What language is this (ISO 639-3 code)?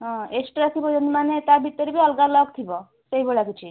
ori